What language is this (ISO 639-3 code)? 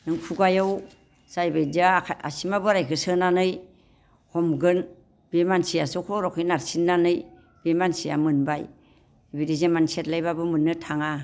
brx